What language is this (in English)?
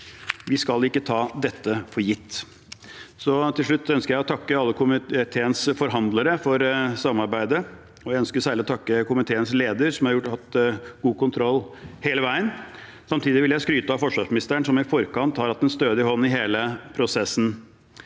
Norwegian